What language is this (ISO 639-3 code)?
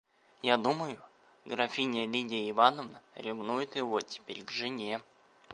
rus